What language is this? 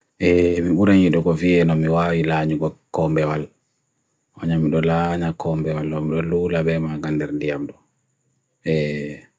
Bagirmi Fulfulde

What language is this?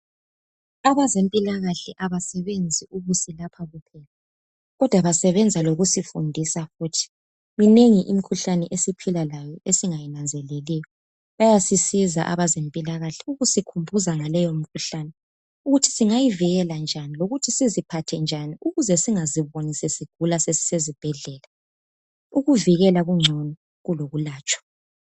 North Ndebele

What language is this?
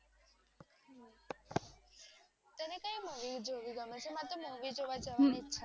Gujarati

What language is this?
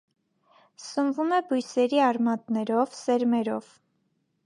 Armenian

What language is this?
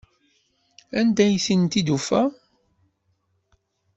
Kabyle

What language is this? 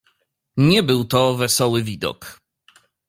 Polish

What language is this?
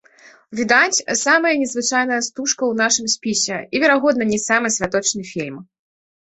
Belarusian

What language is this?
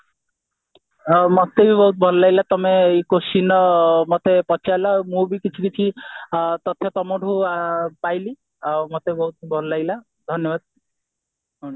Odia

